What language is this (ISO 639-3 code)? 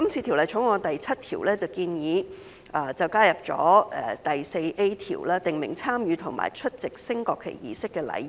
yue